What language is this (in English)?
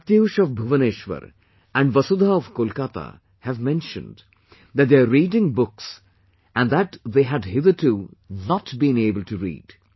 English